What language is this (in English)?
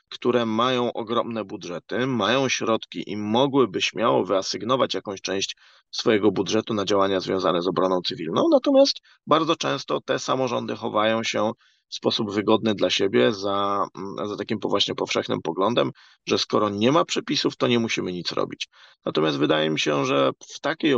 Polish